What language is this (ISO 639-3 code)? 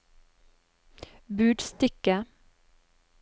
nor